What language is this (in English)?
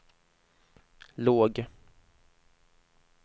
Swedish